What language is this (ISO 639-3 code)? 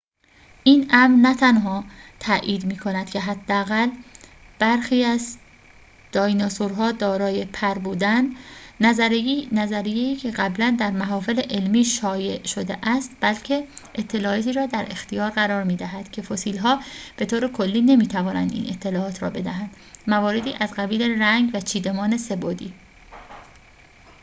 fas